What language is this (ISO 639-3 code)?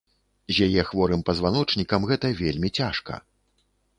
bel